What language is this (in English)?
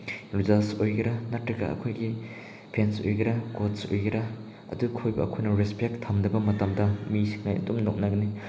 Manipuri